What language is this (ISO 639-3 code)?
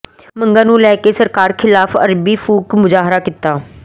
pan